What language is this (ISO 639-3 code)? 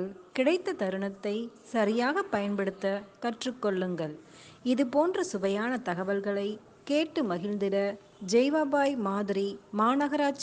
tam